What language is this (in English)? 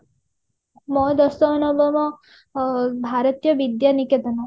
Odia